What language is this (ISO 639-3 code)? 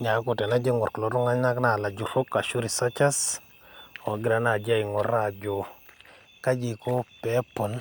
mas